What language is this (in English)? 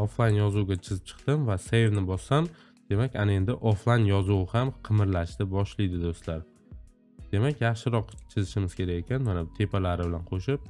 Turkish